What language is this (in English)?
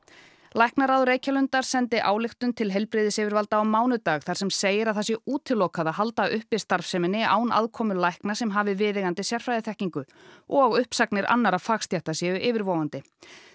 Icelandic